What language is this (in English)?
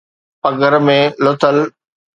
Sindhi